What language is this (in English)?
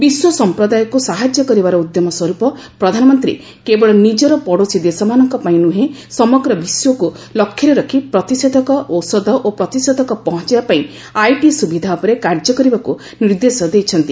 Odia